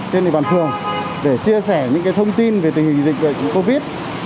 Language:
Vietnamese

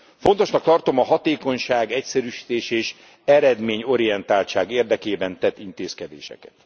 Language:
Hungarian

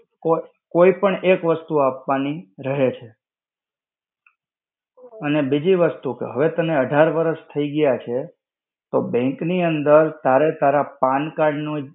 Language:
Gujarati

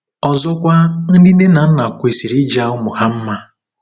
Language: Igbo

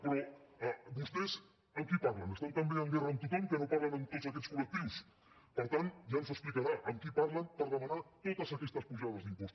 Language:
Catalan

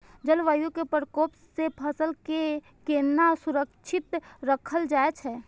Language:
Maithili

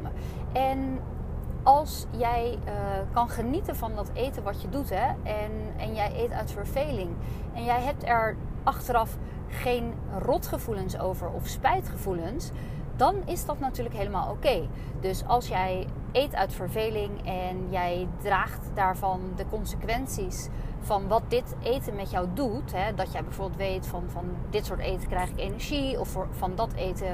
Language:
Dutch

